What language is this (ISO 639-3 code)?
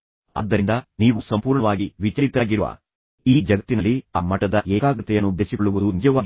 kan